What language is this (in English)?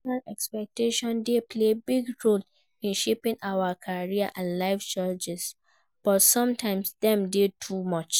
Nigerian Pidgin